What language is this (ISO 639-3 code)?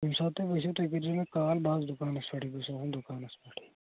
kas